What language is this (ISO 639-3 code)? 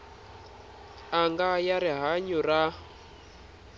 tso